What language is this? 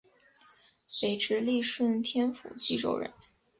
Chinese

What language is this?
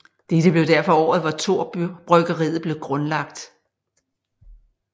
Danish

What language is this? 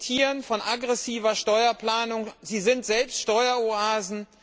German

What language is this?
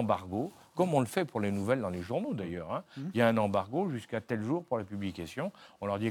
French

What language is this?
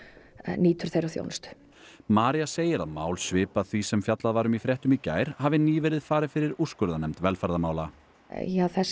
Icelandic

